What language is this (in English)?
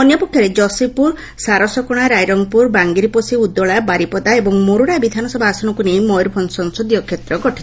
Odia